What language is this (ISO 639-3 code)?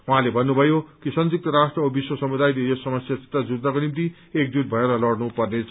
nep